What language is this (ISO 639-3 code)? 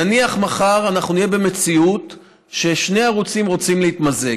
heb